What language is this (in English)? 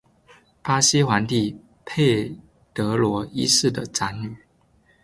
Chinese